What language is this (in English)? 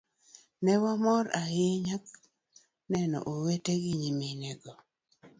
Luo (Kenya and Tanzania)